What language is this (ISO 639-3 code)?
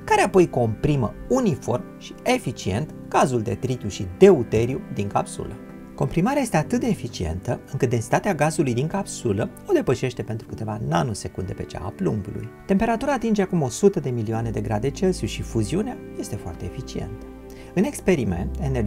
ron